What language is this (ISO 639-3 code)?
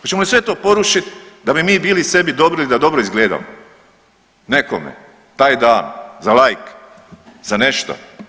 hrv